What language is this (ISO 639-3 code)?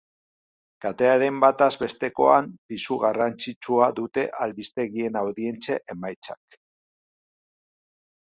eus